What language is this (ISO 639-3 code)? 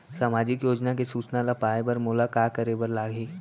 hne